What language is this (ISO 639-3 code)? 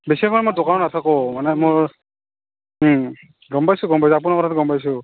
asm